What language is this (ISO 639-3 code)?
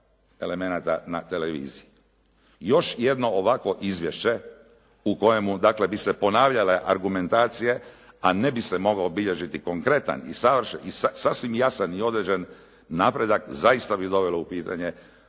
hrv